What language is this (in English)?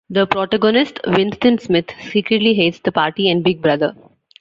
English